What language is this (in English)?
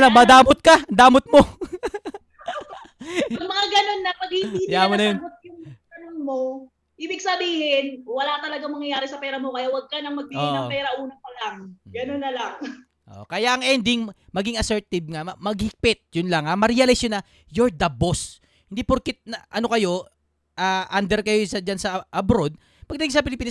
Filipino